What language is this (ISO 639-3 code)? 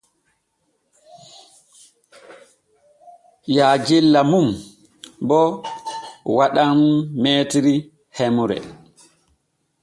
fue